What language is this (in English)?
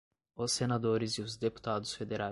Portuguese